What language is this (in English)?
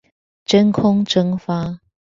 Chinese